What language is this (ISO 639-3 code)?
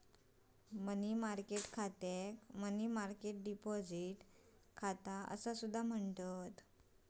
mar